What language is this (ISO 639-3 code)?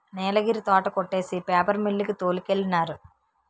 tel